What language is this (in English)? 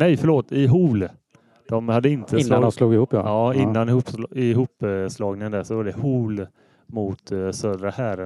Swedish